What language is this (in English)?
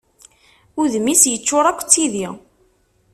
Kabyle